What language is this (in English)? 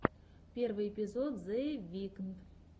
Russian